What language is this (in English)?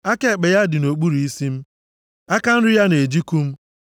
Igbo